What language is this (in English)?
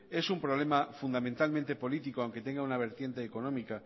Spanish